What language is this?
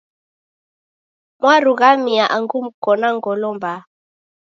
Taita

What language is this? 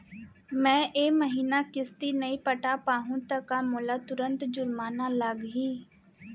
Chhattisgarhi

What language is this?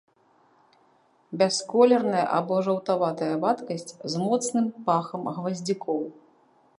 Belarusian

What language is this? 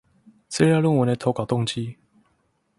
Chinese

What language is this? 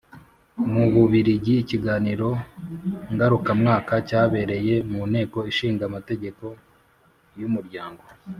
Kinyarwanda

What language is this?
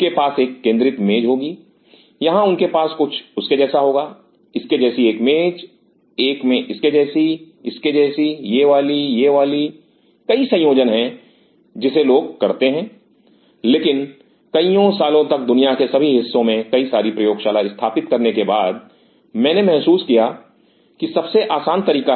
Hindi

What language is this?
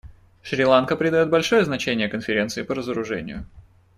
Russian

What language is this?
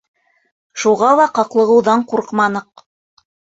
Bashkir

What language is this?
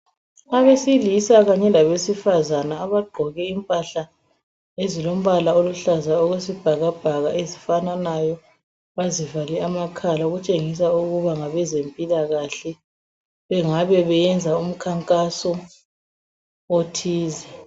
North Ndebele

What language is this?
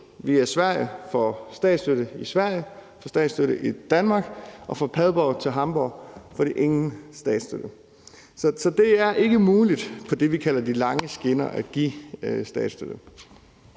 Danish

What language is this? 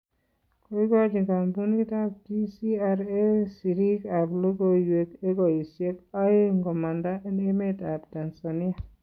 Kalenjin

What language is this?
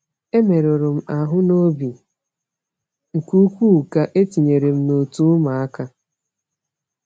Igbo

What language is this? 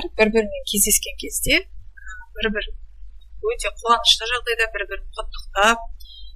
Russian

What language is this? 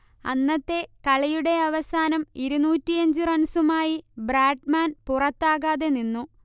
Malayalam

